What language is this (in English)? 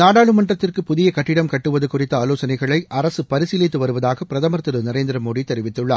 Tamil